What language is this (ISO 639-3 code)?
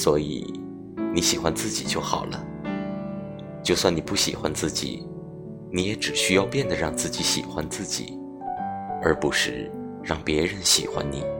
zho